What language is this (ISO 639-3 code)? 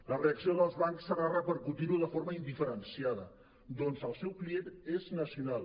cat